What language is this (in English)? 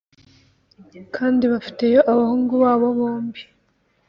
Kinyarwanda